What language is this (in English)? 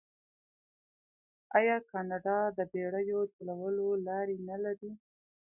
Pashto